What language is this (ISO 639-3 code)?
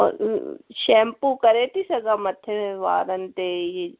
snd